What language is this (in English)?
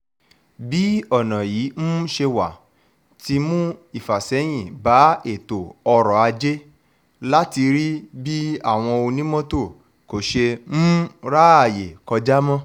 Yoruba